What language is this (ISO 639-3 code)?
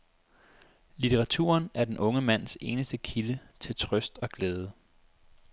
dan